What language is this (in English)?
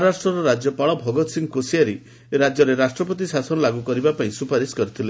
Odia